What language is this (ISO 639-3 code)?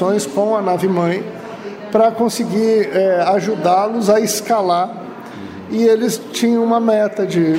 por